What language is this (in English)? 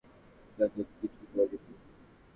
Bangla